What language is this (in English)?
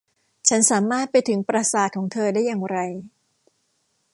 Thai